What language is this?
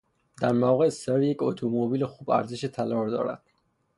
Persian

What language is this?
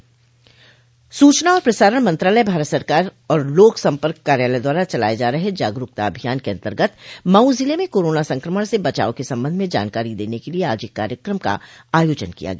Hindi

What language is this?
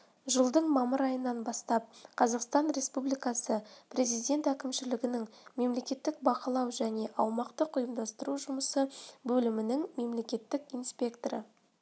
Kazakh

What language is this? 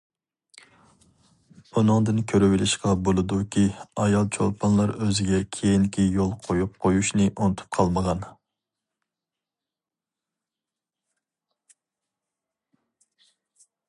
Uyghur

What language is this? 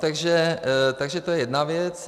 Czech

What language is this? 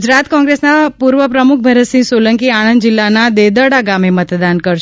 Gujarati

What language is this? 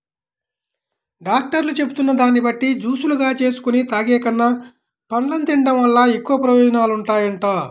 Telugu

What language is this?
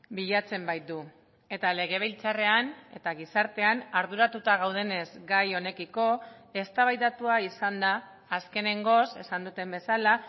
Basque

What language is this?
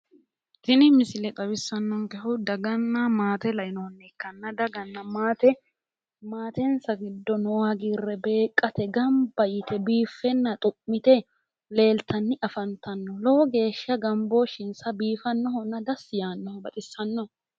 Sidamo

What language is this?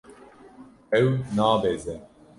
Kurdish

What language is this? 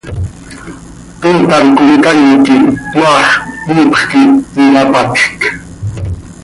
Seri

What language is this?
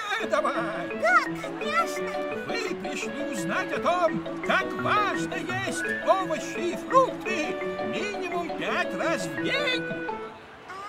Russian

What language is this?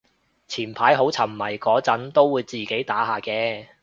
Cantonese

